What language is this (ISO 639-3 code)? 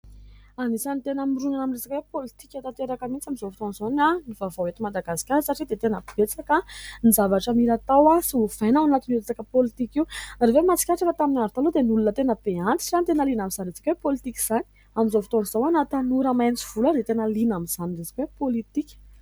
mlg